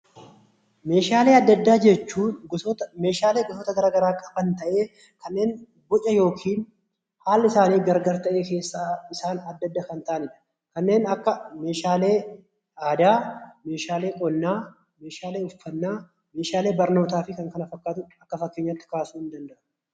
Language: Oromo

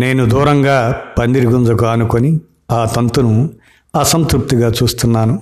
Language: Telugu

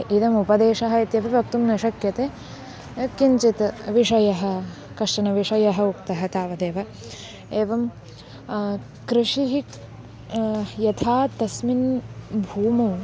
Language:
Sanskrit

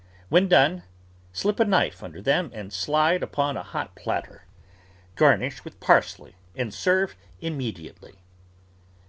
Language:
English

